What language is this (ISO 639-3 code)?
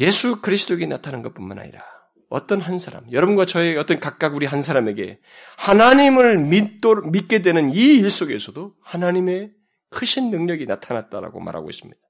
kor